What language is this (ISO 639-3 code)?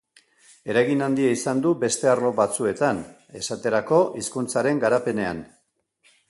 eus